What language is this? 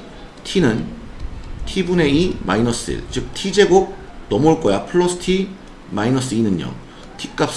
Korean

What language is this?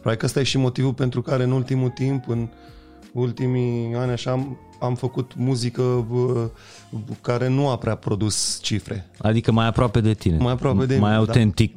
Romanian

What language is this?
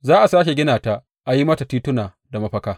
Hausa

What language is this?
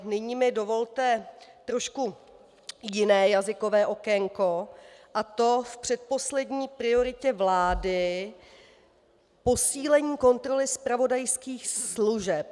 Czech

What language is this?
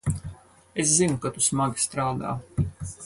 Latvian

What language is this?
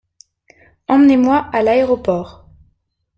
French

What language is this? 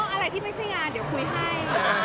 Thai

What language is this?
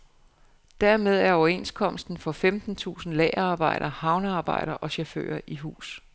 Danish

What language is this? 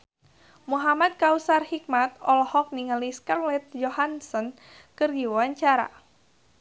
Sundanese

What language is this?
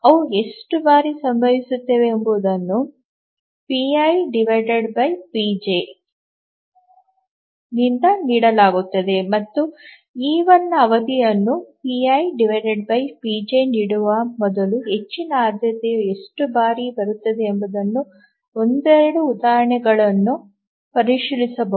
Kannada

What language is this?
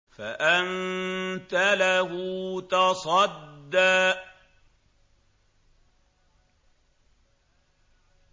Arabic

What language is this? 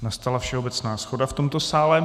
Czech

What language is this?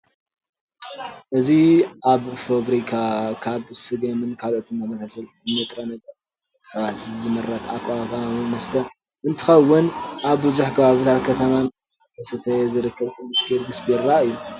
Tigrinya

